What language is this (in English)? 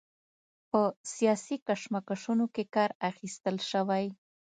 Pashto